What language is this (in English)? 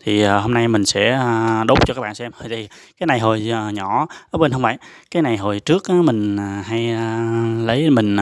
Vietnamese